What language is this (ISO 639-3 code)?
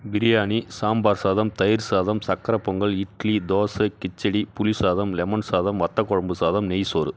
tam